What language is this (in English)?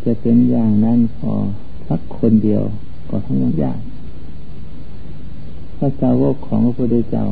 Thai